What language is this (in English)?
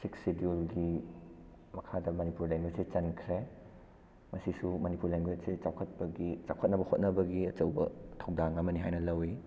Manipuri